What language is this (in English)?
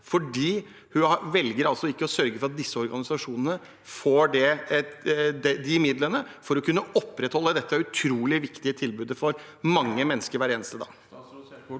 Norwegian